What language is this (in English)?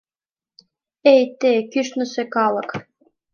Mari